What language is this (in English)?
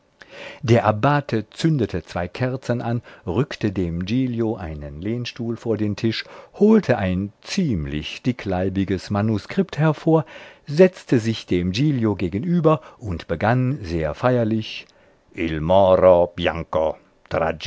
German